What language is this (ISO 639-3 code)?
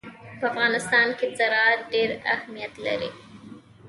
pus